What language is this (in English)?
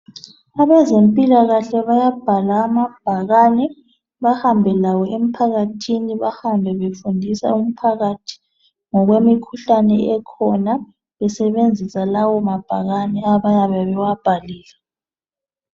North Ndebele